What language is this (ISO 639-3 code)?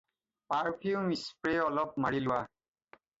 asm